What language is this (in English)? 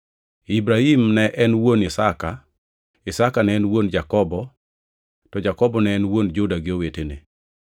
Luo (Kenya and Tanzania)